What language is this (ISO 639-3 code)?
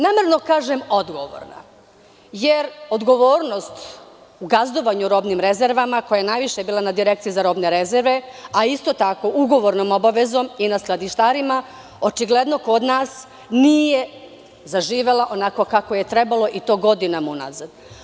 srp